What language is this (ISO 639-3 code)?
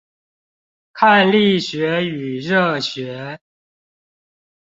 zho